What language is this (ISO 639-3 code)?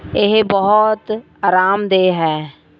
pan